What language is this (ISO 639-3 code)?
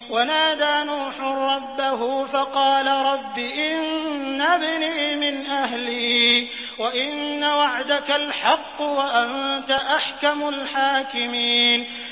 ara